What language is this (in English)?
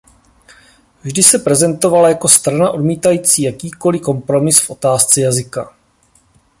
Czech